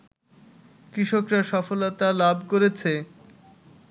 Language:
Bangla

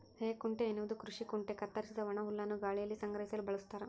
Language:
Kannada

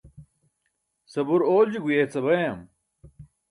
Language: Burushaski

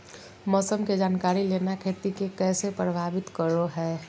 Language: Magahi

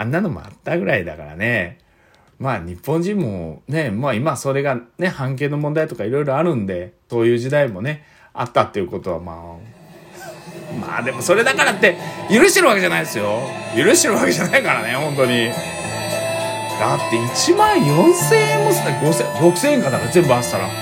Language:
Japanese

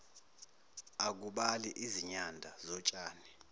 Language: Zulu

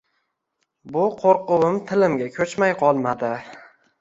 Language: Uzbek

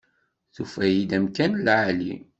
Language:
Kabyle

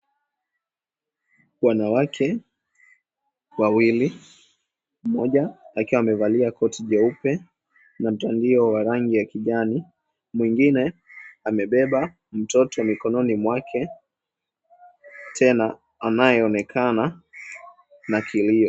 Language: Swahili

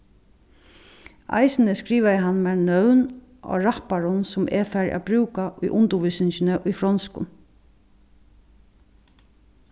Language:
Faroese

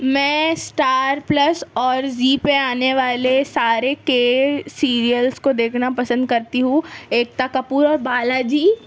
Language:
Urdu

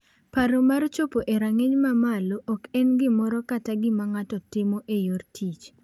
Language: Luo (Kenya and Tanzania)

